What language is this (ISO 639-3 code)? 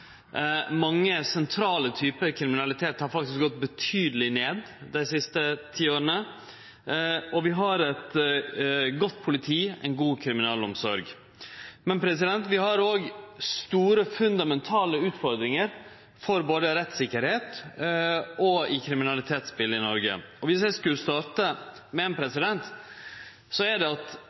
nno